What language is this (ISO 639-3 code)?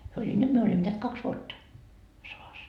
fin